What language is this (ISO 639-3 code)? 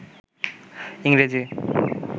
ben